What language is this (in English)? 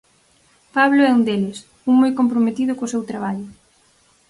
Galician